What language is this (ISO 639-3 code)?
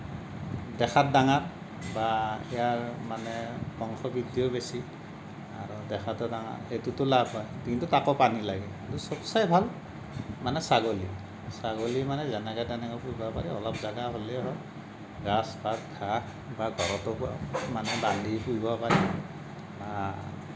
asm